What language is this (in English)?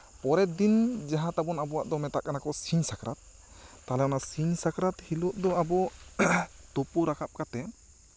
Santali